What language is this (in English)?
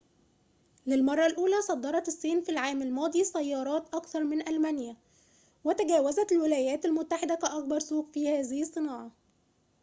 Arabic